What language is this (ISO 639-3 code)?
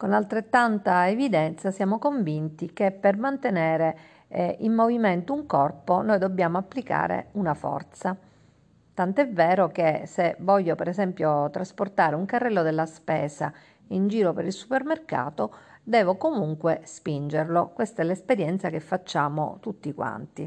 ita